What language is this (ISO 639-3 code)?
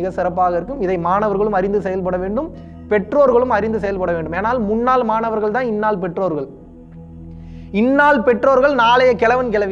por